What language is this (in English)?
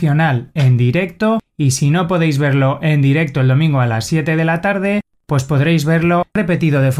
Spanish